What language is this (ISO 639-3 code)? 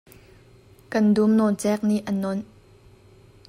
cnh